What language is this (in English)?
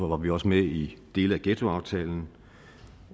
Danish